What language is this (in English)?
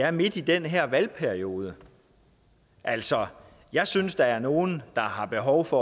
Danish